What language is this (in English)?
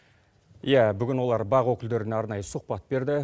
Kazakh